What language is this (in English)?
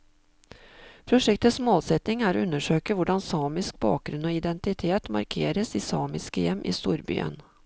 Norwegian